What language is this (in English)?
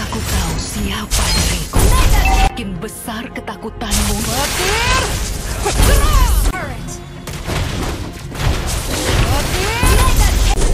Indonesian